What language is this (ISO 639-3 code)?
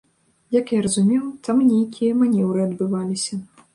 bel